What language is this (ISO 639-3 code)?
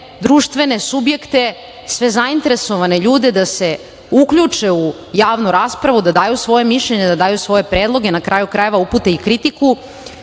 srp